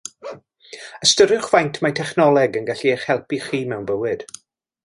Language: Welsh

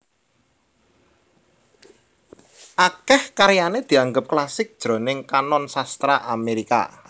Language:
Javanese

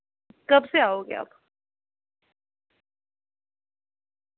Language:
Dogri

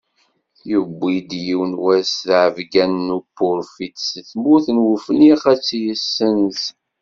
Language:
Kabyle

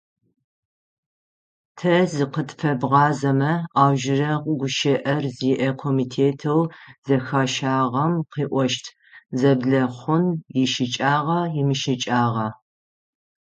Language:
Adyghe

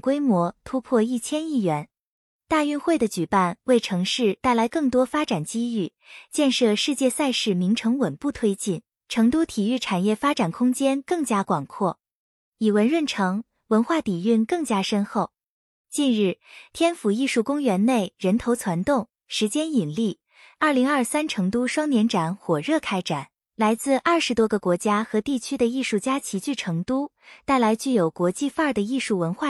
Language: Chinese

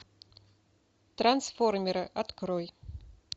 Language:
Russian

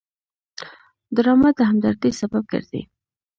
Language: Pashto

